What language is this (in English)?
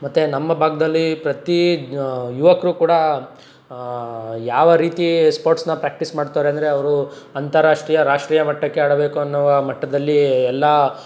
Kannada